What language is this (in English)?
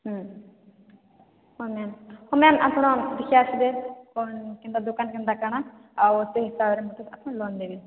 Odia